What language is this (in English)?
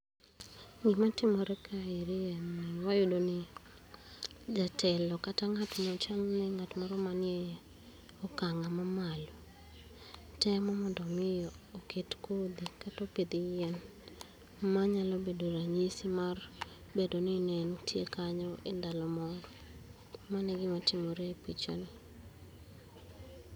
Luo (Kenya and Tanzania)